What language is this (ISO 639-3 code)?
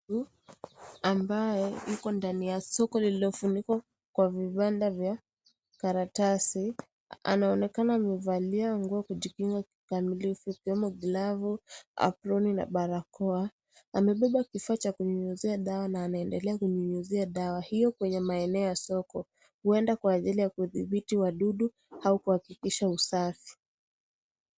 swa